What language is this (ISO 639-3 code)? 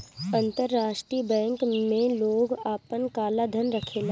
bho